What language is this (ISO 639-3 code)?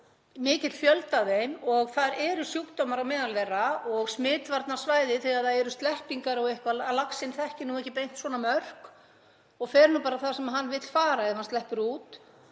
isl